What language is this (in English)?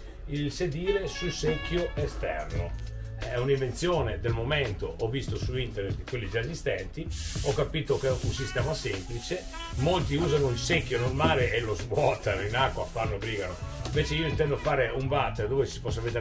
Italian